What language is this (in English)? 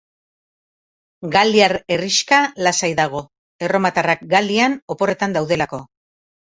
Basque